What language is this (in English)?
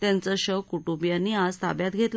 Marathi